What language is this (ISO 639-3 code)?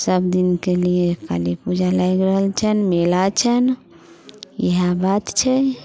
mai